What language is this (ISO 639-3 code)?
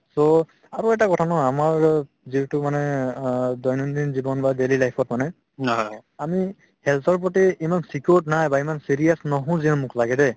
asm